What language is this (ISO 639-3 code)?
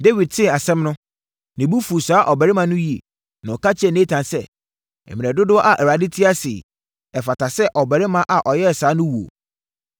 aka